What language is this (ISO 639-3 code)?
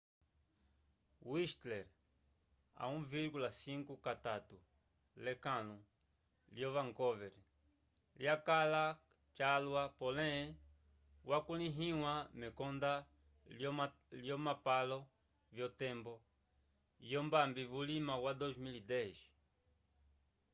umb